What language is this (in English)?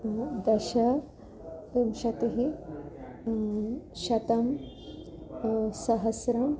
Sanskrit